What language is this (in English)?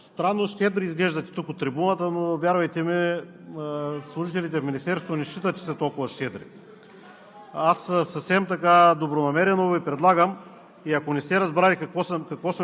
Bulgarian